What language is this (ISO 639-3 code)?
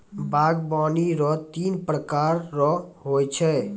mai